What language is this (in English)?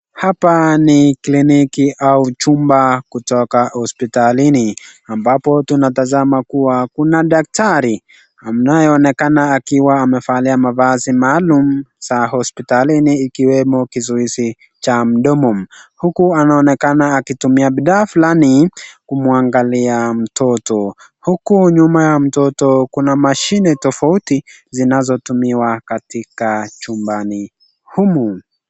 Swahili